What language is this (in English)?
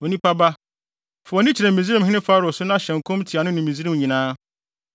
Akan